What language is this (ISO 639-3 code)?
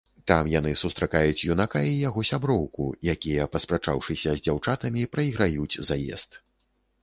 bel